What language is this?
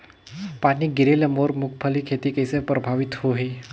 Chhattisgarhi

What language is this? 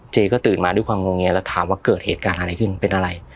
Thai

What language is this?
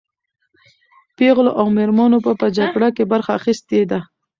Pashto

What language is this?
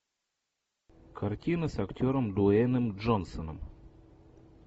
Russian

